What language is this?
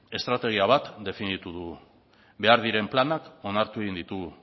Basque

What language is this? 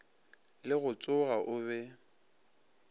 Northern Sotho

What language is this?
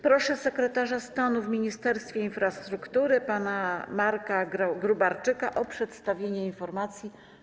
Polish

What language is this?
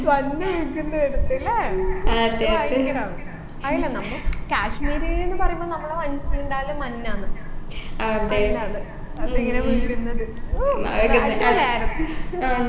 Malayalam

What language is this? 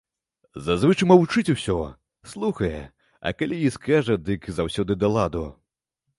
Belarusian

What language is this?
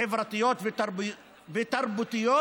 Hebrew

